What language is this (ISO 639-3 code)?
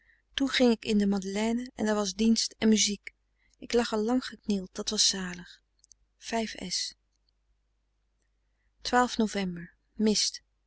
nld